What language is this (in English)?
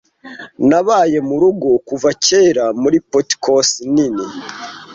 Kinyarwanda